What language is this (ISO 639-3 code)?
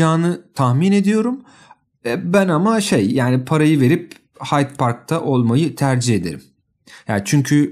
tur